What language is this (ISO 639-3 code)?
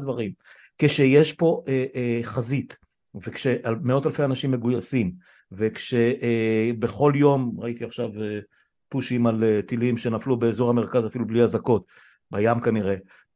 heb